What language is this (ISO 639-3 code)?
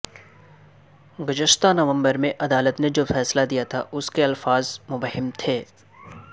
urd